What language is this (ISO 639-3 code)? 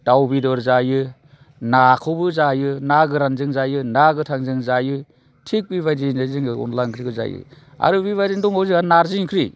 brx